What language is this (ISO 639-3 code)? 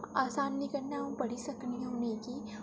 doi